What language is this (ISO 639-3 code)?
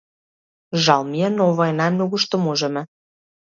mkd